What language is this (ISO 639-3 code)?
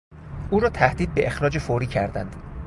fas